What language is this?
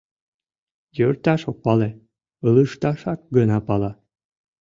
Mari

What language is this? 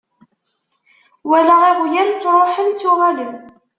Kabyle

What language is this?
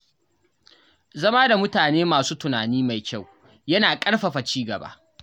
Hausa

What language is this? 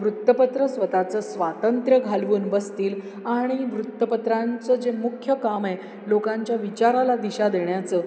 Marathi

